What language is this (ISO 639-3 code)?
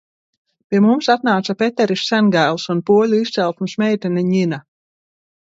lav